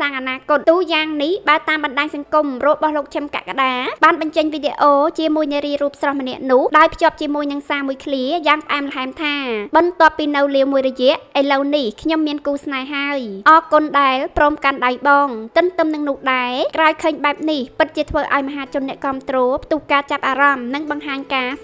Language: Thai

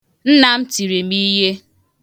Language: Igbo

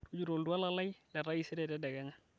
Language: Masai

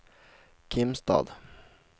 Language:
Swedish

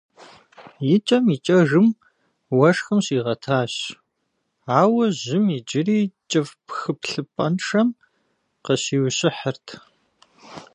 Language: Kabardian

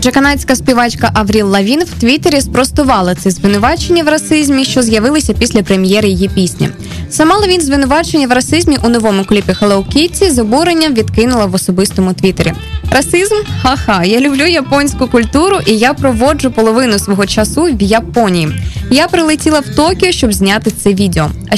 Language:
Ukrainian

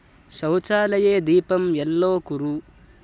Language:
Sanskrit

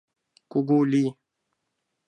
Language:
Mari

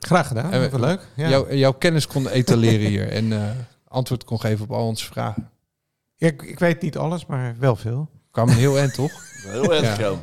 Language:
Dutch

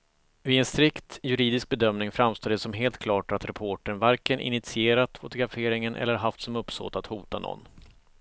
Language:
Swedish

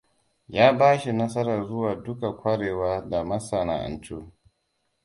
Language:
Hausa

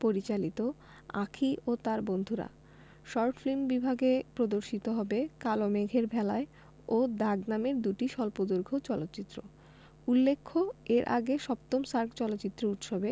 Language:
Bangla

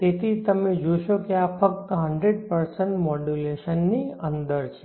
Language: Gujarati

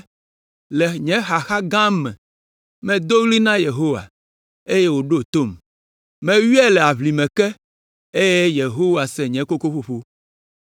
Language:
Ewe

